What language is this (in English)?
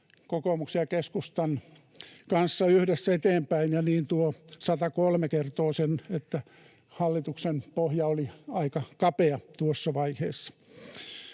Finnish